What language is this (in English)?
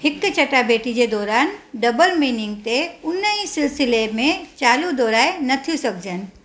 Sindhi